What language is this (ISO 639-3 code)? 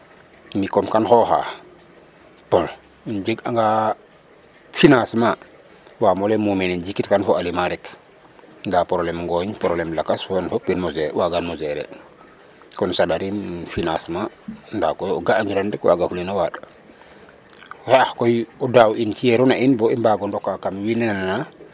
srr